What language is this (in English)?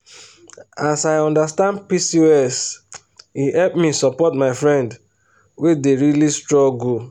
Nigerian Pidgin